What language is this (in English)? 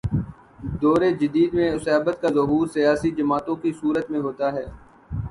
Urdu